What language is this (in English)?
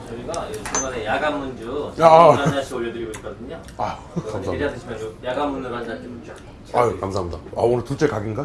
Korean